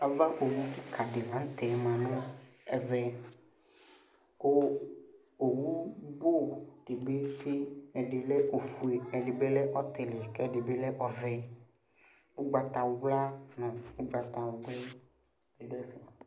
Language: Ikposo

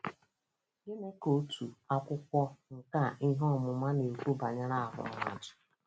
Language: Igbo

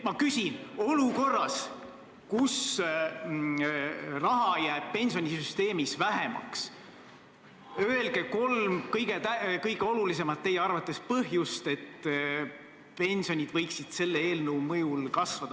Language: Estonian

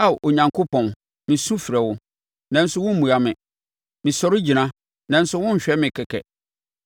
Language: Akan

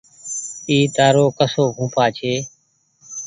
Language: Goaria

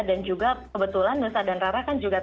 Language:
Indonesian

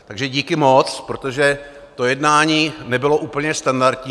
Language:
Czech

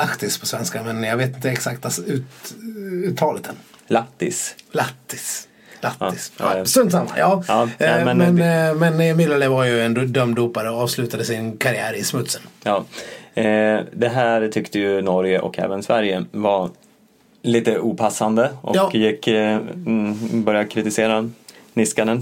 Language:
Swedish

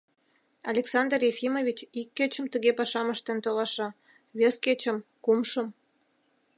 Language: Mari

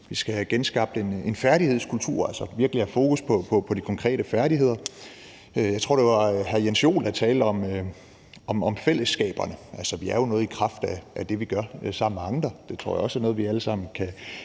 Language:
Danish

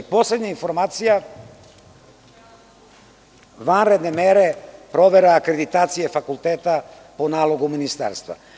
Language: Serbian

